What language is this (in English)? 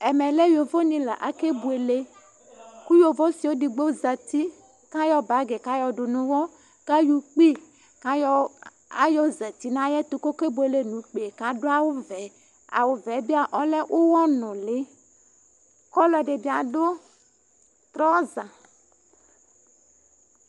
Ikposo